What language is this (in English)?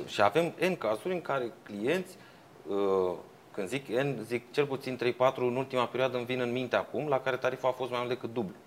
Romanian